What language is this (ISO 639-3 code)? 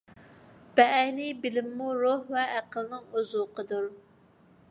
uig